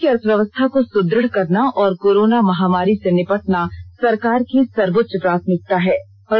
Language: Hindi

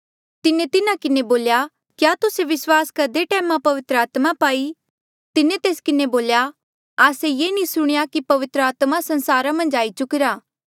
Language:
Mandeali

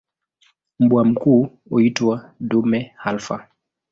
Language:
Swahili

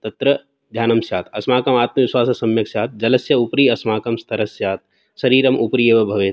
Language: Sanskrit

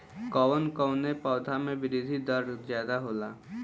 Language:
Bhojpuri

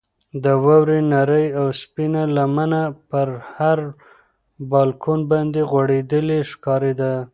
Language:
Pashto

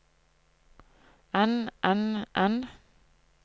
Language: Norwegian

